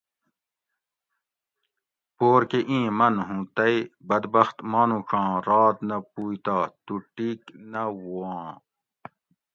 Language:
Gawri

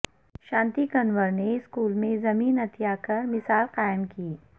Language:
Urdu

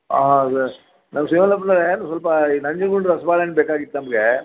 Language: Kannada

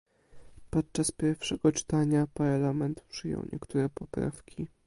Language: Polish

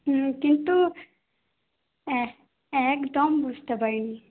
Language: Bangla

